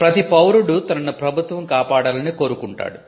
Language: Telugu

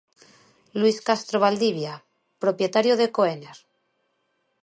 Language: Galician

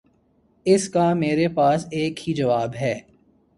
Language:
Urdu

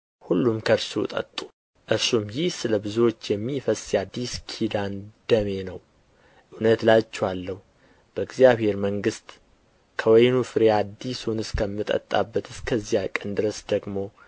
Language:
Amharic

